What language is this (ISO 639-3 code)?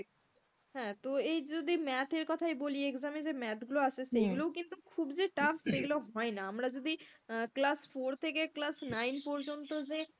ben